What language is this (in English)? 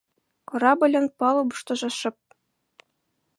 Mari